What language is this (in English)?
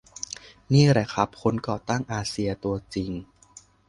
Thai